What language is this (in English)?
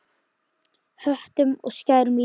Icelandic